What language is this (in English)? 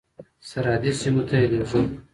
Pashto